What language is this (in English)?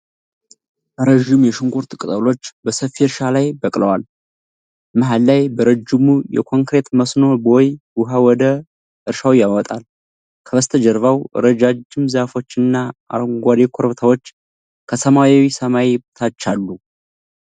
Amharic